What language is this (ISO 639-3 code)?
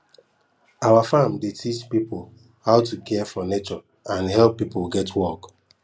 pcm